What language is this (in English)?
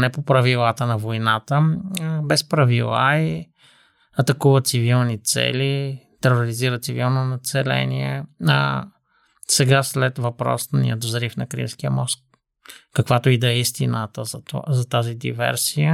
Bulgarian